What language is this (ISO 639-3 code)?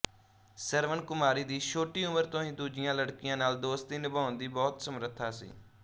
pan